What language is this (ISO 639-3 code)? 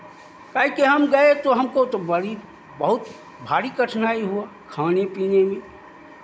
hin